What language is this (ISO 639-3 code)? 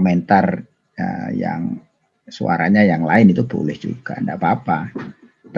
ind